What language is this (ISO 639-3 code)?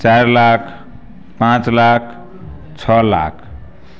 mai